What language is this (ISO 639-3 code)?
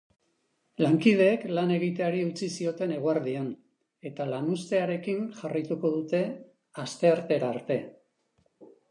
eus